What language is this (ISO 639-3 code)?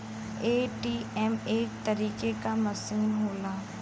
bho